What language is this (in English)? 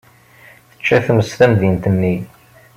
Kabyle